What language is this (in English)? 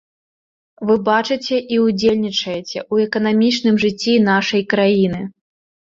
Belarusian